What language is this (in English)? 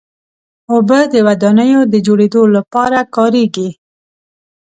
Pashto